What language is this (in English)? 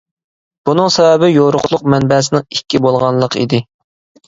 Uyghur